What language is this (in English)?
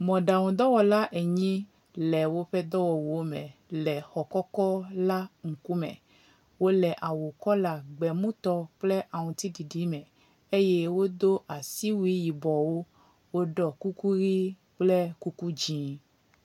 Ewe